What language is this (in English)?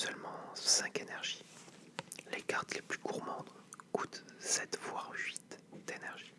French